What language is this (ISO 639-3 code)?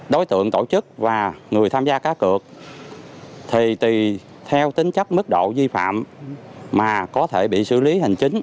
vie